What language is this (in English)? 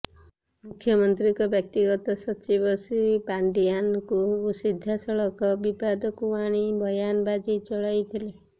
Odia